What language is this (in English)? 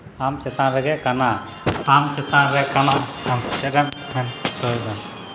Santali